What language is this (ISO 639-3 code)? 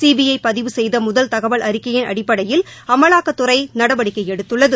tam